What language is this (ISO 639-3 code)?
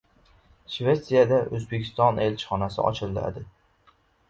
uzb